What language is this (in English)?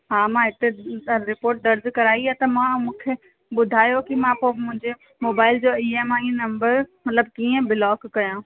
Sindhi